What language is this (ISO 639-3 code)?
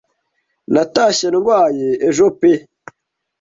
kin